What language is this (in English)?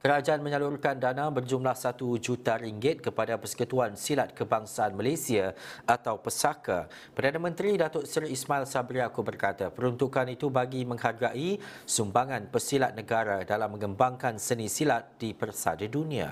Malay